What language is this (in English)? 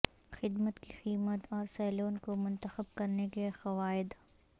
Urdu